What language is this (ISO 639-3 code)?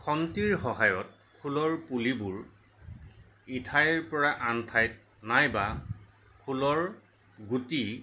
asm